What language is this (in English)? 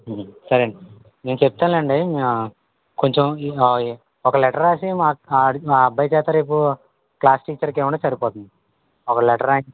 Telugu